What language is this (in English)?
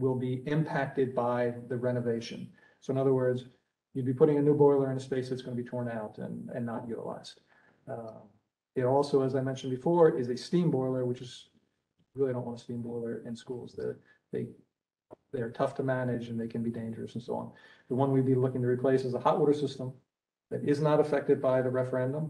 English